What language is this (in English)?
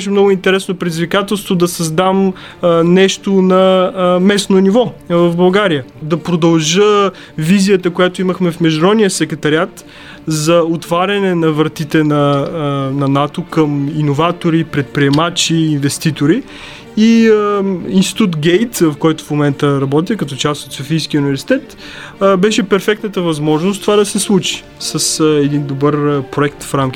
Bulgarian